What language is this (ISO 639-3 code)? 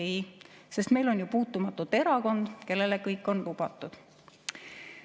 est